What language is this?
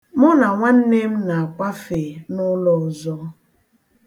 Igbo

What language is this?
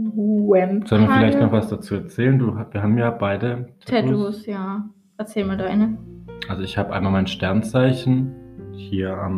German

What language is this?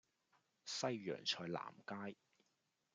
Cantonese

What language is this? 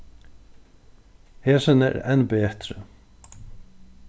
Faroese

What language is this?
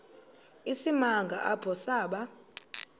Xhosa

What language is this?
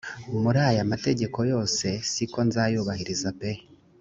Kinyarwanda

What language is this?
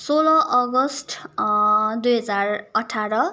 Nepali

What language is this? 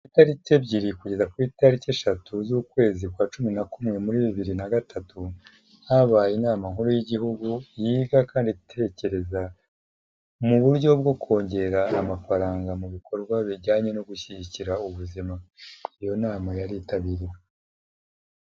Kinyarwanda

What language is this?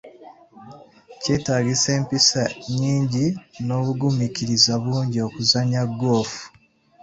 Ganda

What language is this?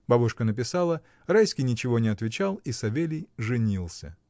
Russian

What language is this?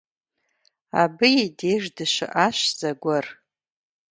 Kabardian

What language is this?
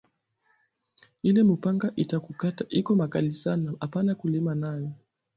Swahili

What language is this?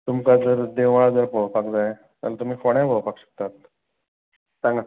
Konkani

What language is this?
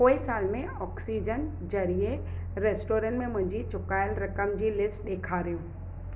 Sindhi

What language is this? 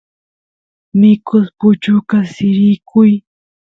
Santiago del Estero Quichua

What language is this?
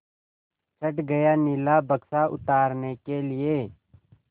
Hindi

